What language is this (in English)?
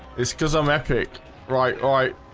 English